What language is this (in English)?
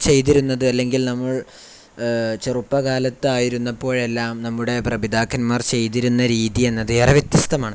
Malayalam